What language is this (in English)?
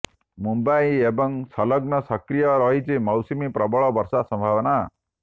Odia